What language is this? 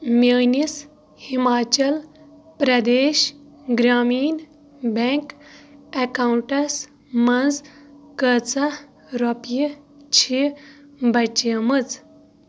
Kashmiri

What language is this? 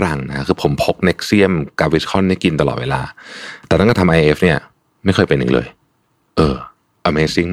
Thai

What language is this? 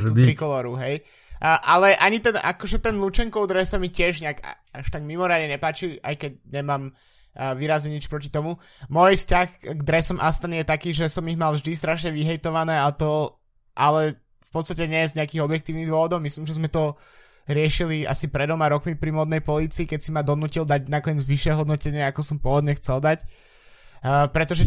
Slovak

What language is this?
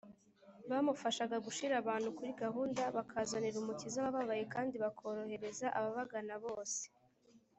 Kinyarwanda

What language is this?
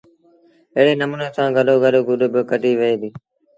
Sindhi Bhil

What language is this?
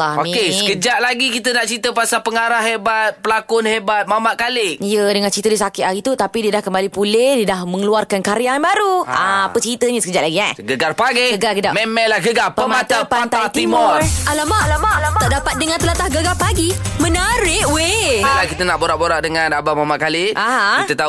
Malay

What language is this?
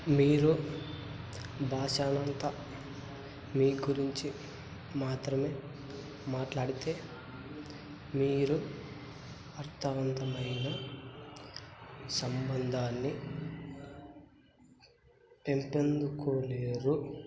Telugu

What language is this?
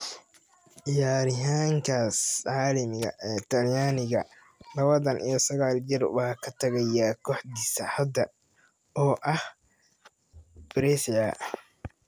Somali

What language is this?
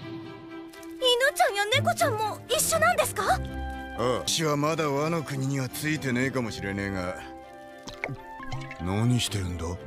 Japanese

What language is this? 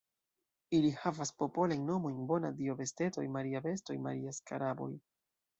Esperanto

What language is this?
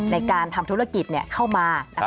Thai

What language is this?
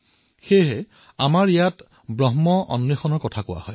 Assamese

